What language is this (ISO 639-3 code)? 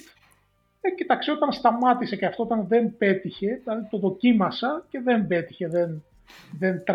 ell